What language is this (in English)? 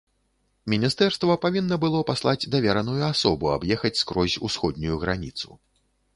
Belarusian